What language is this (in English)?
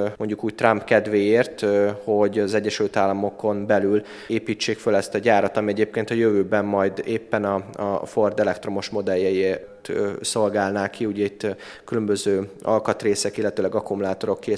Hungarian